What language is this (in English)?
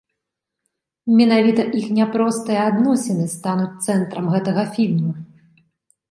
Belarusian